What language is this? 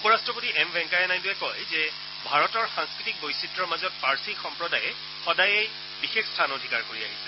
Assamese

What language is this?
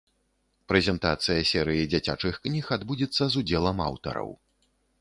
Belarusian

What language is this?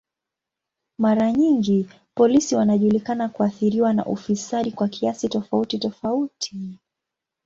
Swahili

